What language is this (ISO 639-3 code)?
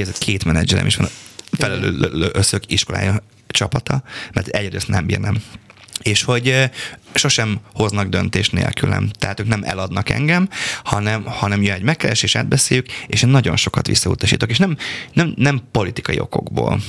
hun